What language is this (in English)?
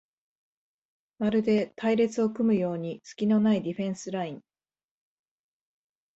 Japanese